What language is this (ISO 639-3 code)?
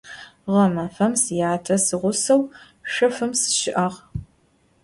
ady